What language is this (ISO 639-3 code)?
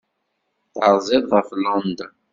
kab